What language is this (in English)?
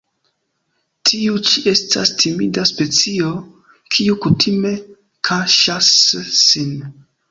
Esperanto